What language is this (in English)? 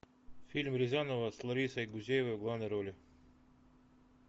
Russian